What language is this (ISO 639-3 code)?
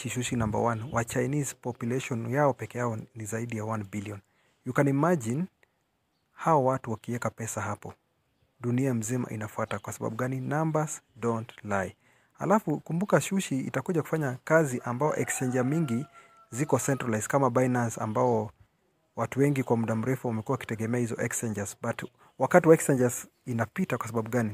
swa